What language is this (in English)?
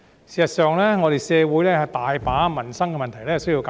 Cantonese